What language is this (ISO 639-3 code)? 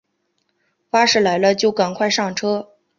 zho